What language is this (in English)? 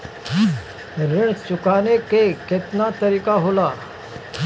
Bhojpuri